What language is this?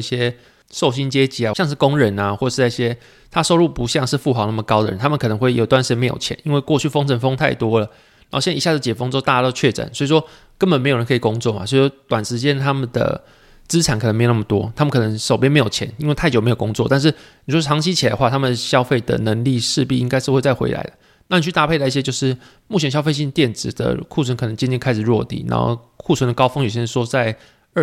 Chinese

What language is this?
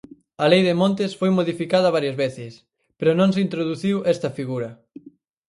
Galician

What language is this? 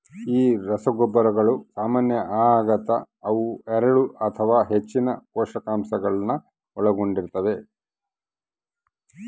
Kannada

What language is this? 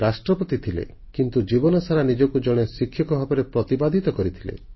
Odia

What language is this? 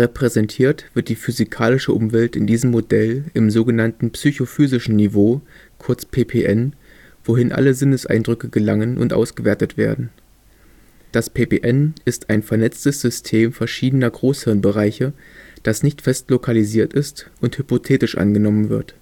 German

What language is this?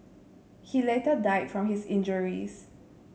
English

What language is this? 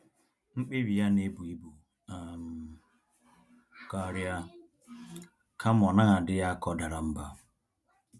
Igbo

